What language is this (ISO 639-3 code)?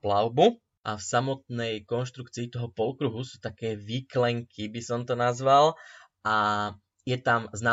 slk